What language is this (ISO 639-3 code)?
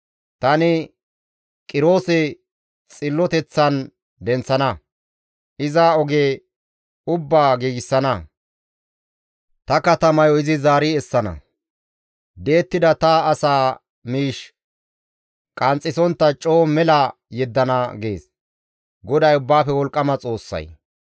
gmv